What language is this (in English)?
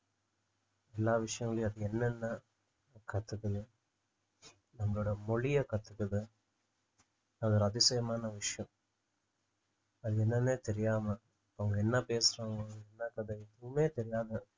Tamil